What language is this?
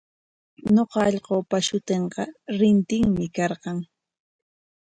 Corongo Ancash Quechua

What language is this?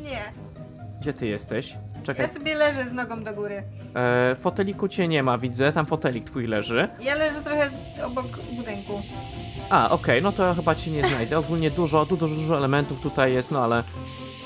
Polish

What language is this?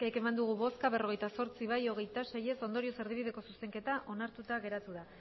Basque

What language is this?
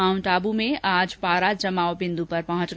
Hindi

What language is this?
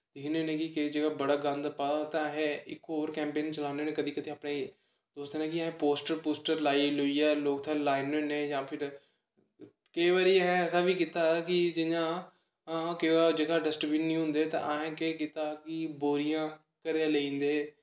Dogri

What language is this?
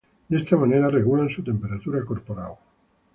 Spanish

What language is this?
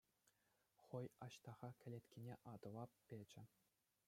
Chuvash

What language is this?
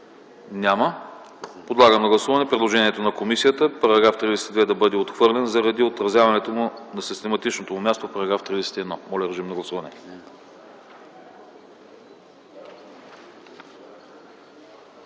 Bulgarian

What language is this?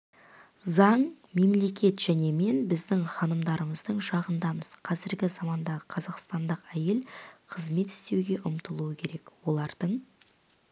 Kazakh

